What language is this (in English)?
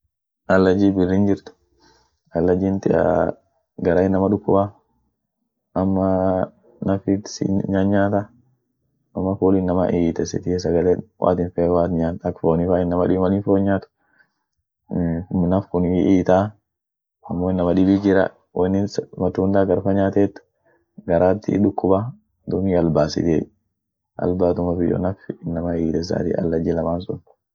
Orma